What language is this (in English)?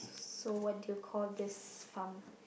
English